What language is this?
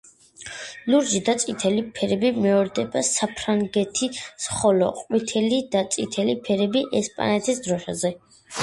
Georgian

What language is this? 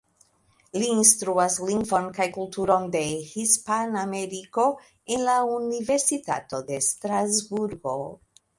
Esperanto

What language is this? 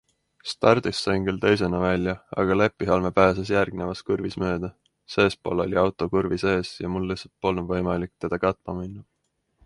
Estonian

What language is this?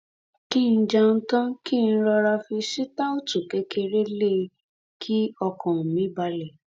Yoruba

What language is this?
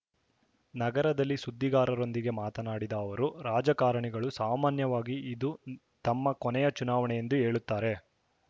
Kannada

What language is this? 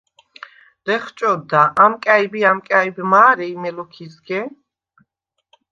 Svan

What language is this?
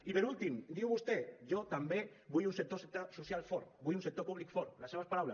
Catalan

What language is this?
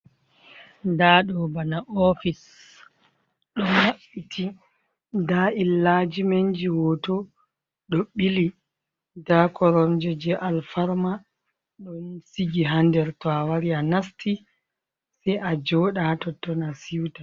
Fula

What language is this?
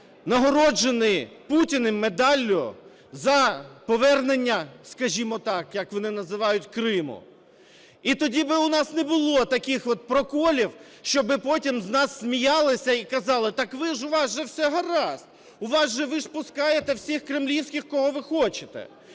Ukrainian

